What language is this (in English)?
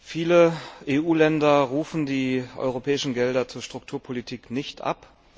German